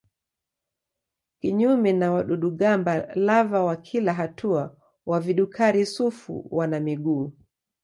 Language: Swahili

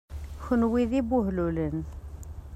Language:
Kabyle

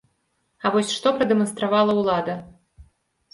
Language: Belarusian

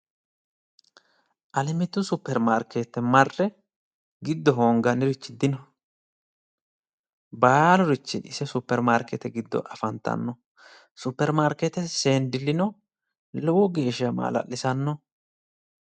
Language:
Sidamo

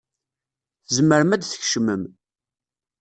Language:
Kabyle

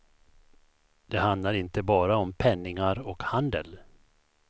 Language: Swedish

